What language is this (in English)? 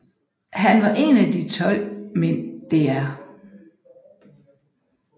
Danish